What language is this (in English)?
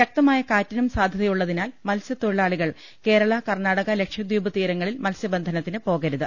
Malayalam